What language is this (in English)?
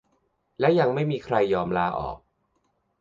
Thai